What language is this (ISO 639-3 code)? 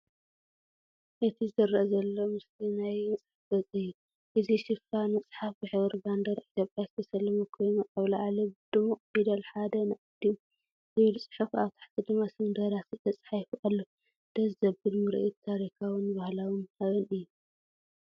tir